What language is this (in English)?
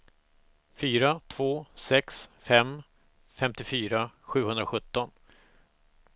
Swedish